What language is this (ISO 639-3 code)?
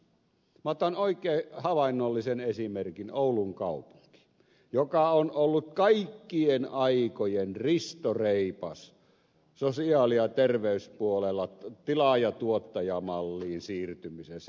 fin